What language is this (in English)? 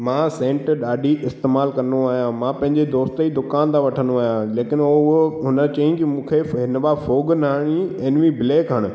Sindhi